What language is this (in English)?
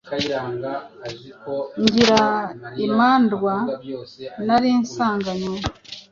Kinyarwanda